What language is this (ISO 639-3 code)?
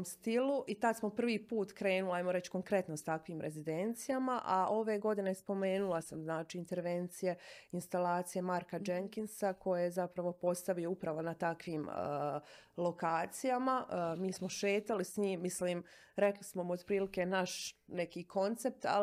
hrv